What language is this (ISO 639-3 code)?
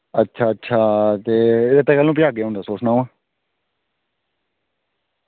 doi